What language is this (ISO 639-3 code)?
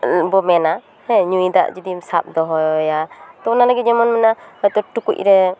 sat